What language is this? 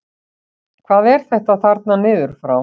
Icelandic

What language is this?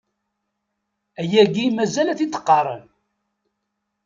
Kabyle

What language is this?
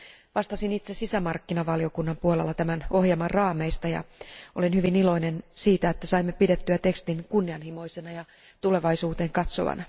Finnish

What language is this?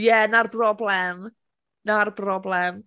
Welsh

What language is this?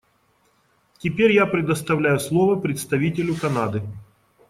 Russian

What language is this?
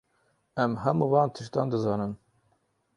Kurdish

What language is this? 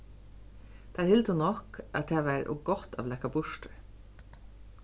Faroese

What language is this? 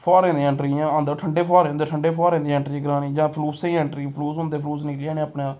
Dogri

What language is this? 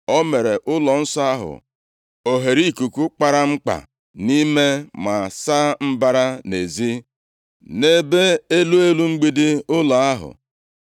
Igbo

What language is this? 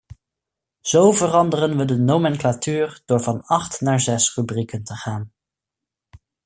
Dutch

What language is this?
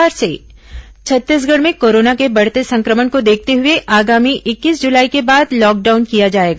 Hindi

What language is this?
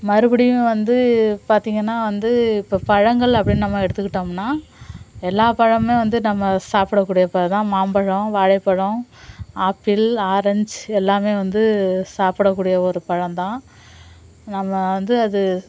Tamil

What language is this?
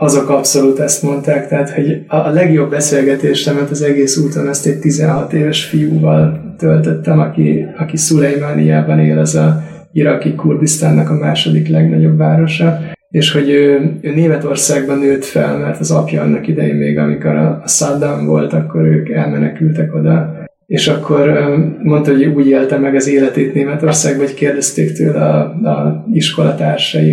Hungarian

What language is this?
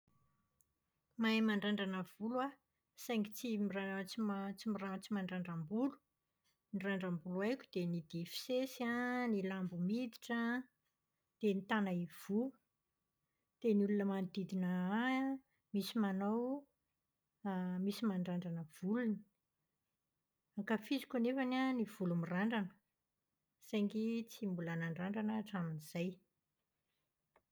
Malagasy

